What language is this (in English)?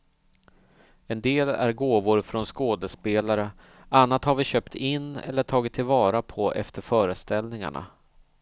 Swedish